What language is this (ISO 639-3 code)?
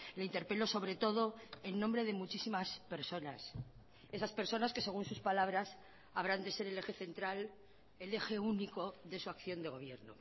spa